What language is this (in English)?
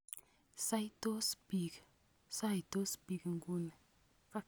Kalenjin